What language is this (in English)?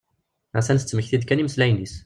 Kabyle